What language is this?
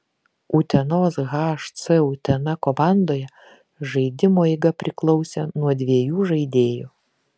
Lithuanian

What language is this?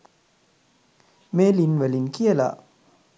Sinhala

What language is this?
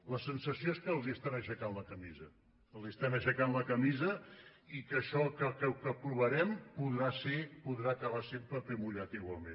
Catalan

